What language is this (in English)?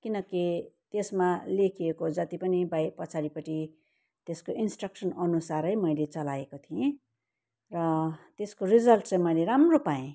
Nepali